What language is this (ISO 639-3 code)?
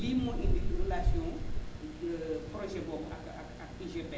wol